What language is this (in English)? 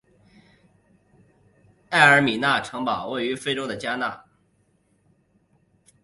Chinese